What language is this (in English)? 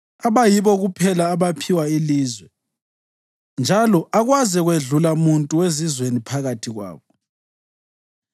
North Ndebele